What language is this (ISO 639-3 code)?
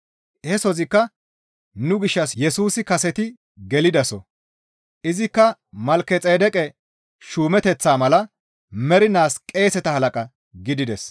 gmv